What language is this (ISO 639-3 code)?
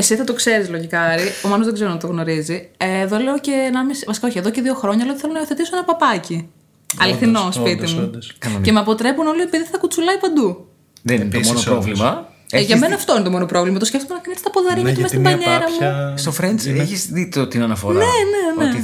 ell